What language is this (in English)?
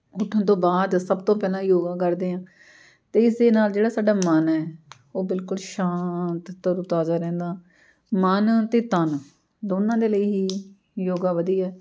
Punjabi